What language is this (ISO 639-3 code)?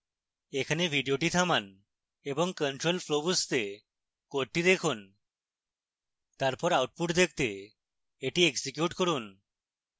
ben